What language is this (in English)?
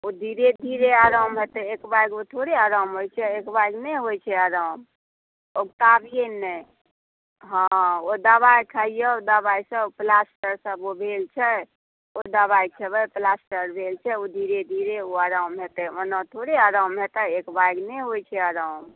Maithili